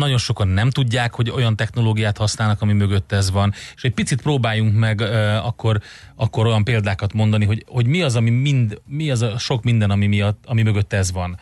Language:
Hungarian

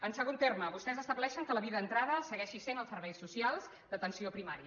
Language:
Catalan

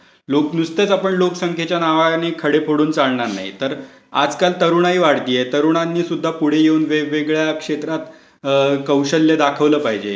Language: Marathi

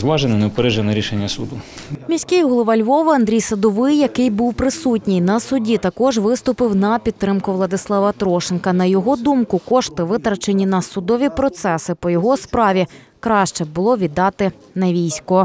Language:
Ukrainian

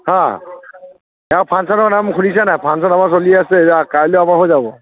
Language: Assamese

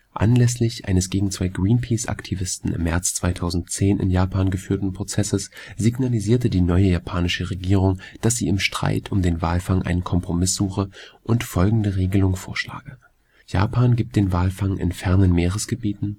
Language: German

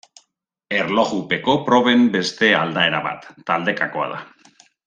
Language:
Basque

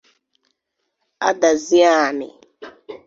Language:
Igbo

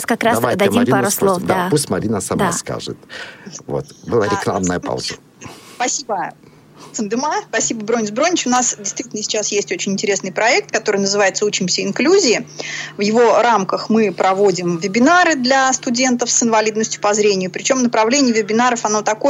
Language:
Russian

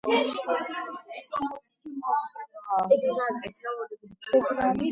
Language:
Georgian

